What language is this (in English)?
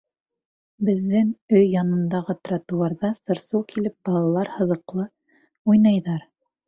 Bashkir